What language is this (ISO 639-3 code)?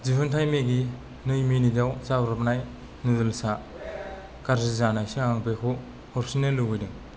brx